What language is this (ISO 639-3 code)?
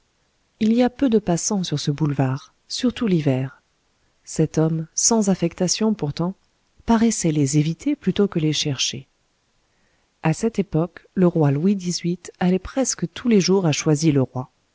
fra